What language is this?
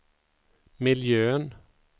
Swedish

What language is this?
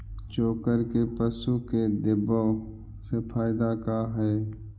Magahi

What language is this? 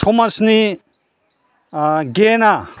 Bodo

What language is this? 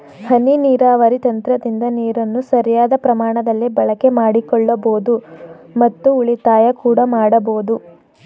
Kannada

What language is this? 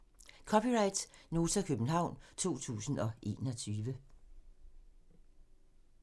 Danish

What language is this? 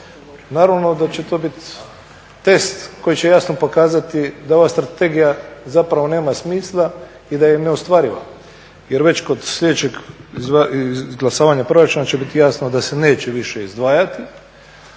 Croatian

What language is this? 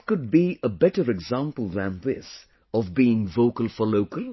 English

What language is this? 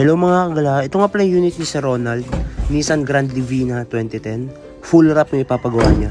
Filipino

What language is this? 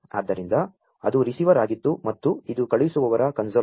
Kannada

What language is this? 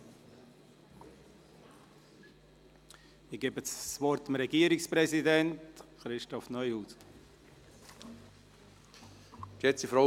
Swiss German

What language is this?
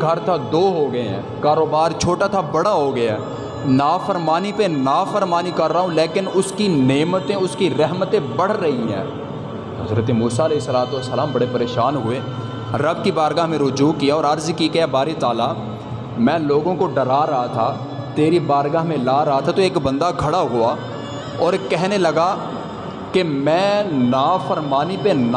Urdu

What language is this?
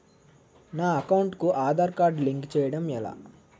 Telugu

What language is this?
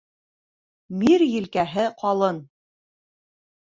Bashkir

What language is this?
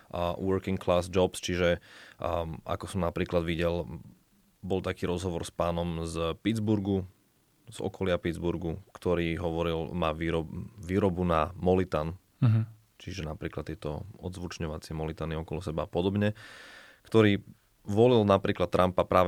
Slovak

